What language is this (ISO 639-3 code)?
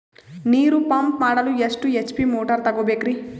kan